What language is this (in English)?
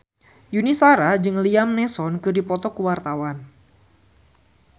Sundanese